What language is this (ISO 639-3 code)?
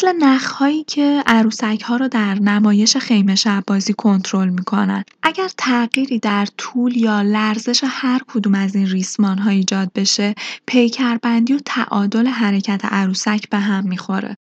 fas